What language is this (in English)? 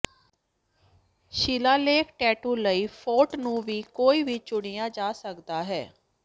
Punjabi